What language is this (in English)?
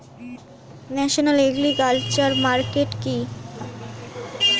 Bangla